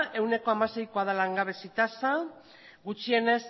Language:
Basque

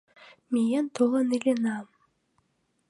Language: Mari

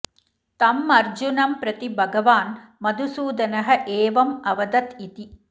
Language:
Sanskrit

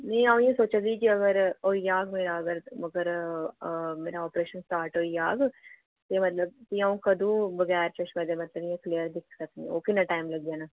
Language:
Dogri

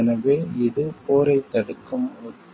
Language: Tamil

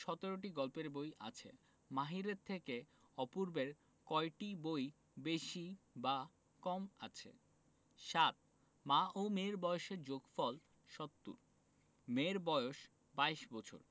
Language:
Bangla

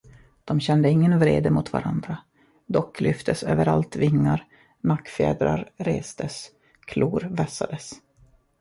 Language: Swedish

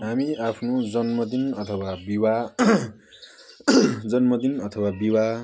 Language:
Nepali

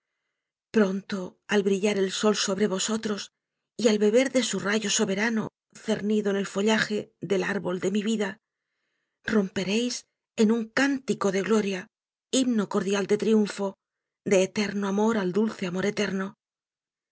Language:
Spanish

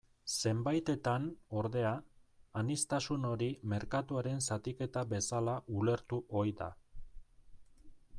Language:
Basque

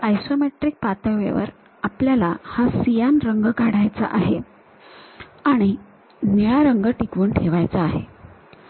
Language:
Marathi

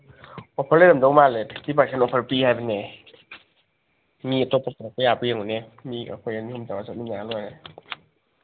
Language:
Manipuri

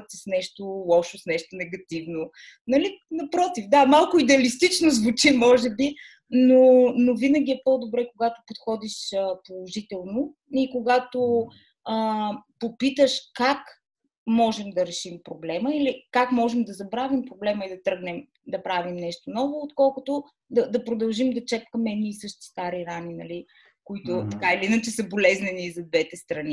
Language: Bulgarian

